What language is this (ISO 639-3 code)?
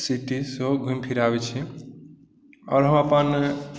mai